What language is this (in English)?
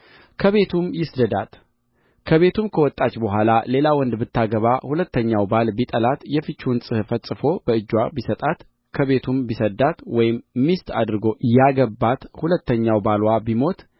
Amharic